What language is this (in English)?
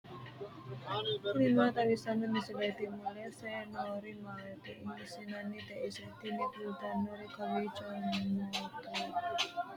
Sidamo